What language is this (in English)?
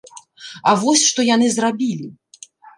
Belarusian